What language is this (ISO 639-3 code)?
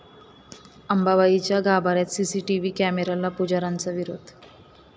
mar